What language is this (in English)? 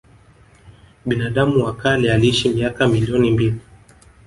Swahili